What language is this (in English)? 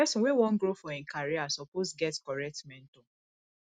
Nigerian Pidgin